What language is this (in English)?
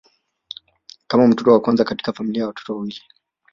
Swahili